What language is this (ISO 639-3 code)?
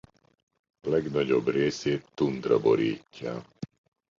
hun